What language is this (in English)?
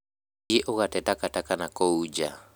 Kikuyu